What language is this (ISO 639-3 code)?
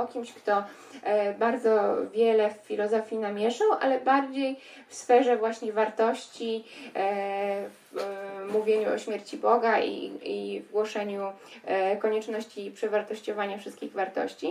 pol